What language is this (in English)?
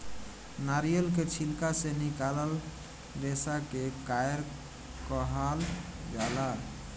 Bhojpuri